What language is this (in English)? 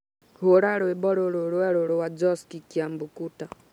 Kikuyu